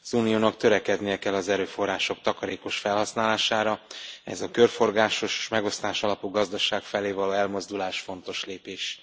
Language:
Hungarian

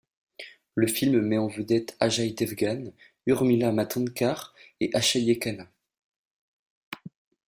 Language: French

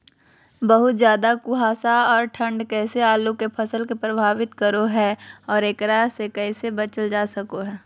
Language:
Magahi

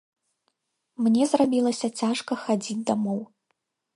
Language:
Belarusian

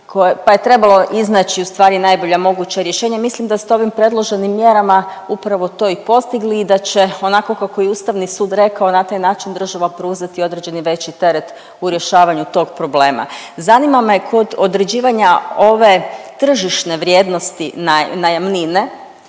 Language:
Croatian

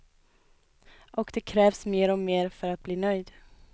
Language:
Swedish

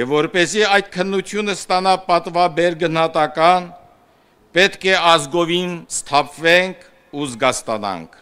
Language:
Romanian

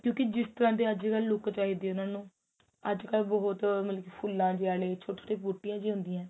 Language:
Punjabi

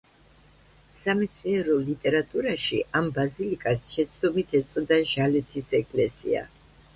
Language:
Georgian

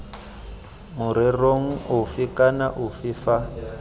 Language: Tswana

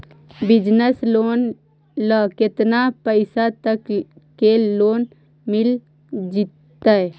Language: Magahi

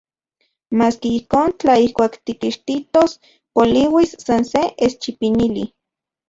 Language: Central Puebla Nahuatl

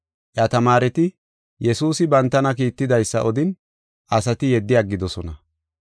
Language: Gofa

